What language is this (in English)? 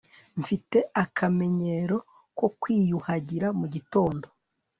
Kinyarwanda